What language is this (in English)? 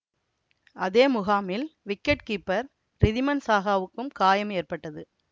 Tamil